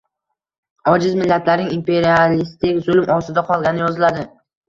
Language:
Uzbek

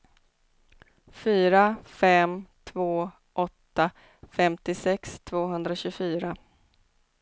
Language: Swedish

